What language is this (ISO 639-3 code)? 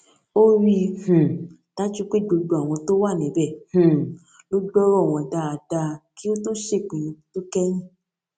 yor